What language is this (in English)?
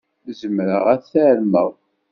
Kabyle